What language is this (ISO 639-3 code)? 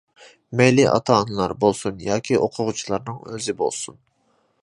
uig